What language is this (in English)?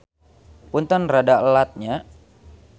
Sundanese